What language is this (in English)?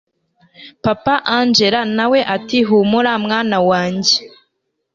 Kinyarwanda